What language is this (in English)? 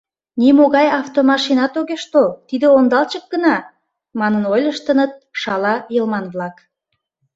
Mari